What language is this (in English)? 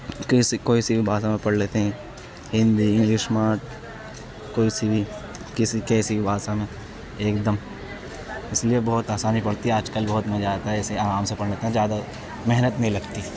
Urdu